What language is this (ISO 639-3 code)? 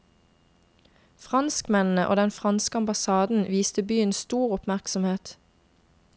nor